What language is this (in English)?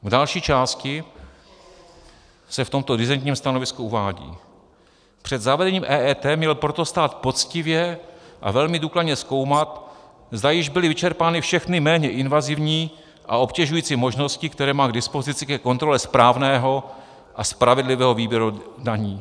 Czech